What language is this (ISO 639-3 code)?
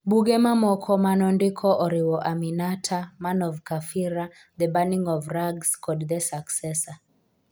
luo